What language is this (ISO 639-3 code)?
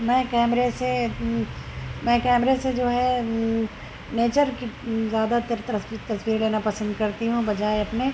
urd